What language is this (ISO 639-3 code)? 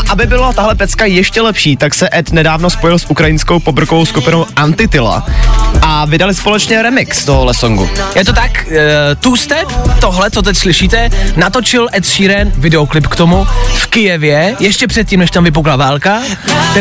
ces